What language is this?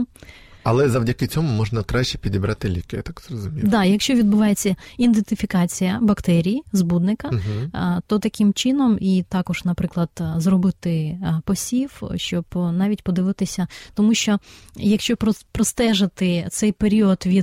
Ukrainian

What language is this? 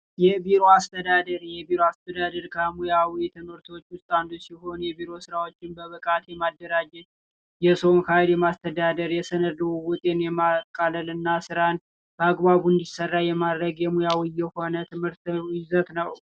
Amharic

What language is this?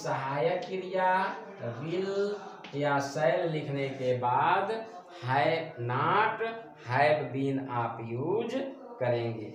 Hindi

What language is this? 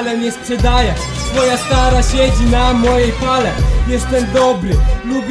Polish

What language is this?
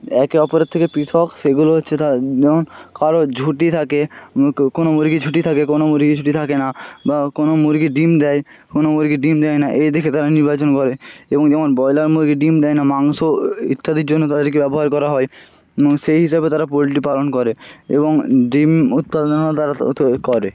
Bangla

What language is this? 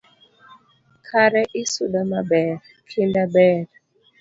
Luo (Kenya and Tanzania)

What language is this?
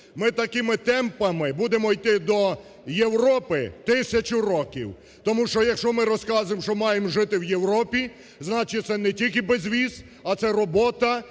Ukrainian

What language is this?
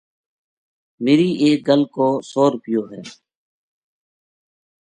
Gujari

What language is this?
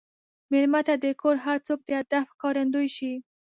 Pashto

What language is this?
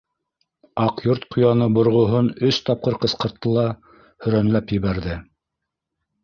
Bashkir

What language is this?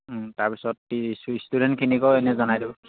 Assamese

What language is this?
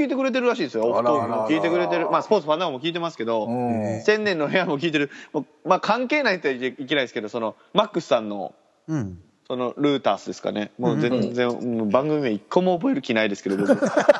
Japanese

